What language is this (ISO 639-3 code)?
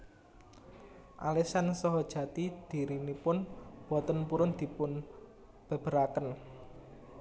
jav